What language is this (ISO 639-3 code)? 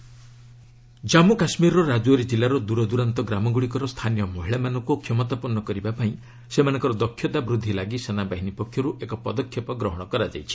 ori